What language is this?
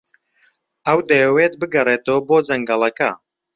Central Kurdish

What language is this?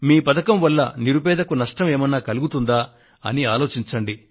Telugu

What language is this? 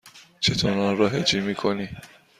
Persian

